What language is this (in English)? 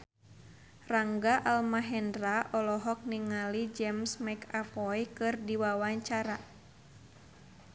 Sundanese